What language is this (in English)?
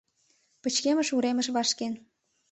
Mari